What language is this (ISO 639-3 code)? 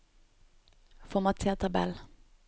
nor